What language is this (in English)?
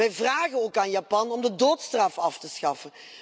Dutch